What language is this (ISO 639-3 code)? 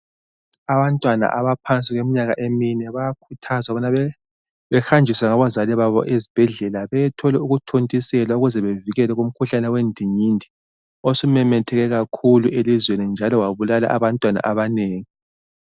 nde